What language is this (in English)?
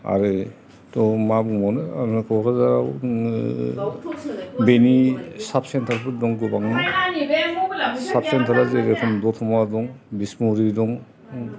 Bodo